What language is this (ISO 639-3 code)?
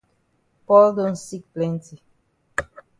wes